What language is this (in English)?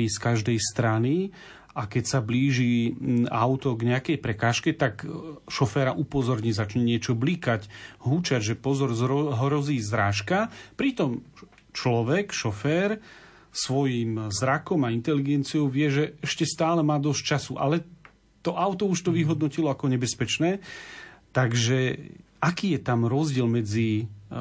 Slovak